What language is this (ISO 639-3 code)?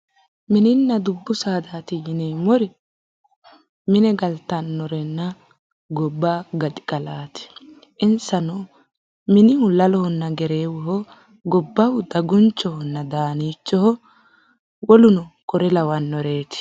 sid